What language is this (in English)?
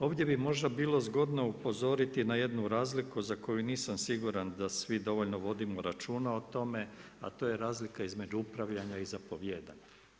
Croatian